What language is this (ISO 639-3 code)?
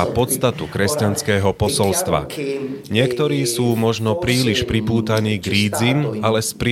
slk